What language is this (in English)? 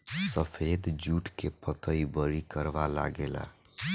Bhojpuri